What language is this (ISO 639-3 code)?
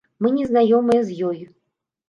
bel